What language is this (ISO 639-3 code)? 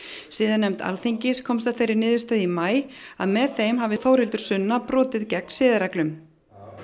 isl